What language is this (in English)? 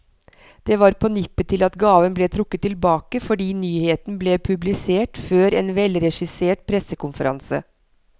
Norwegian